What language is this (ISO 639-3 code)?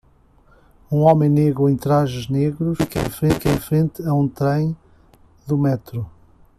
por